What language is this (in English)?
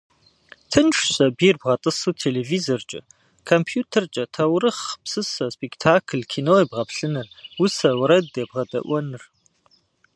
Kabardian